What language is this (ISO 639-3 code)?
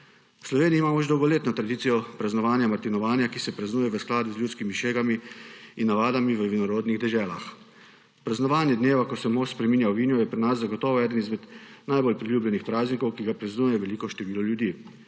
slv